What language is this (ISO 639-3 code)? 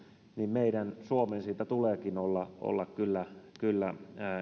fin